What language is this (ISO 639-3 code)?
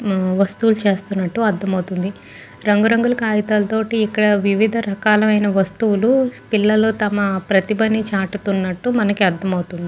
tel